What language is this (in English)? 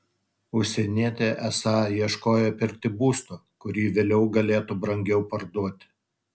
Lithuanian